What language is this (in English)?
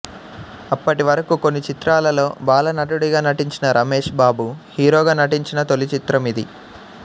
Telugu